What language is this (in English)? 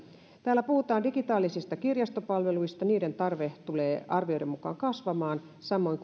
Finnish